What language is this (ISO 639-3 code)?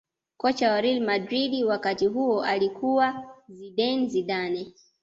swa